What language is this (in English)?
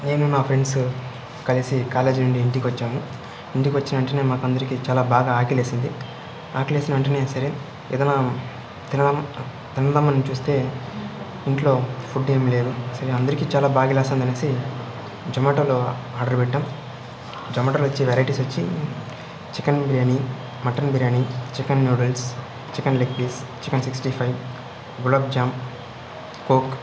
Telugu